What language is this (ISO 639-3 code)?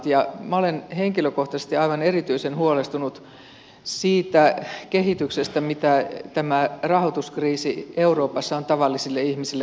fin